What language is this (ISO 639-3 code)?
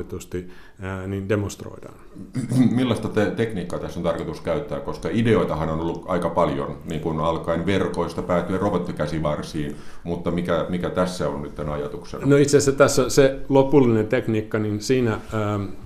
fin